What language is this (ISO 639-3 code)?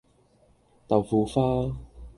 yue